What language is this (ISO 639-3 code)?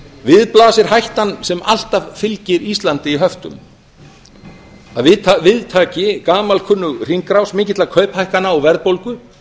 isl